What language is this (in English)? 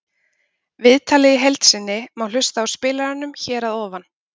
Icelandic